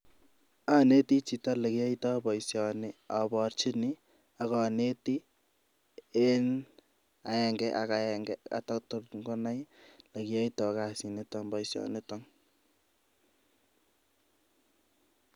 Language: Kalenjin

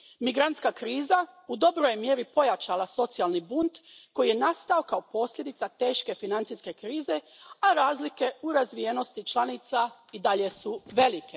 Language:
Croatian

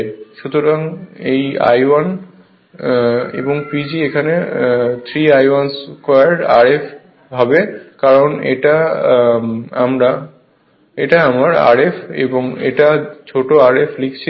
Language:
Bangla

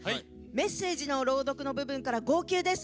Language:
Japanese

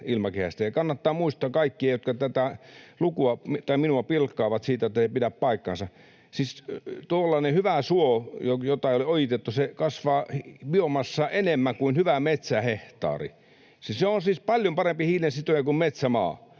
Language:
Finnish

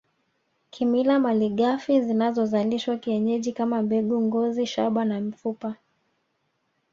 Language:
Swahili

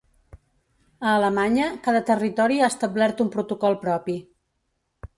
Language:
Catalan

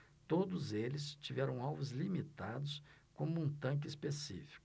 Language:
Portuguese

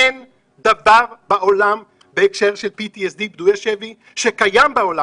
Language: Hebrew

